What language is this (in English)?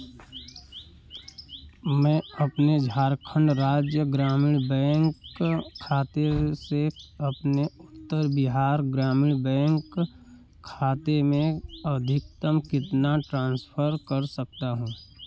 Hindi